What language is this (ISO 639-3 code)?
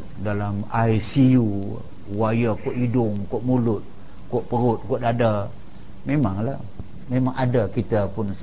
msa